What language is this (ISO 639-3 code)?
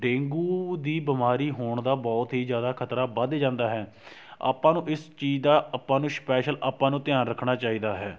pan